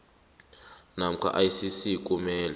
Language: South Ndebele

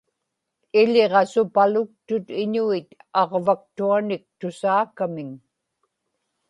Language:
Inupiaq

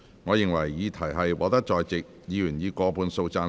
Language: Cantonese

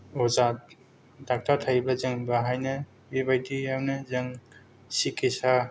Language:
Bodo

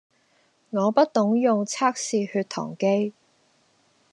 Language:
Cantonese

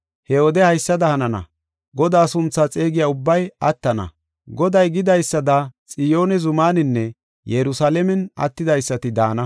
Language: Gofa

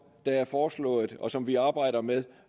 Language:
Danish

